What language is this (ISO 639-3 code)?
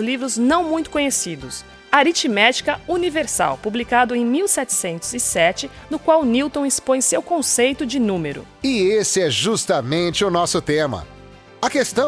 por